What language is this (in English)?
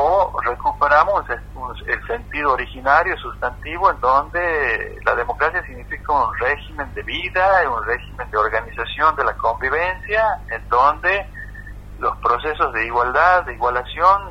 Spanish